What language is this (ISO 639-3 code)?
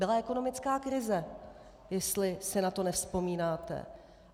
ces